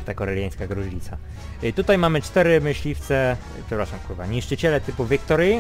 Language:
Polish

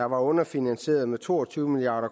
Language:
Danish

